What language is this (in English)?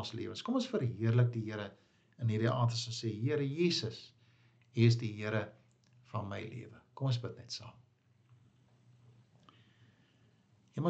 Dutch